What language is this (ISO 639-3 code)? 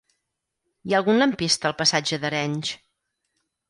cat